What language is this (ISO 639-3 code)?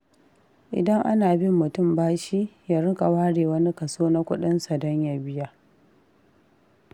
hau